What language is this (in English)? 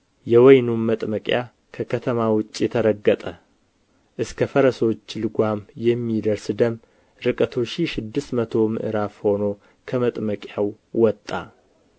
Amharic